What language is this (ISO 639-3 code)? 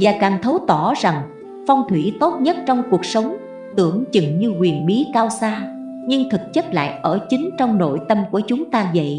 vie